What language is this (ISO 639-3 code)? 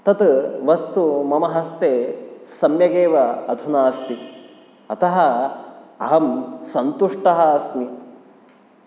san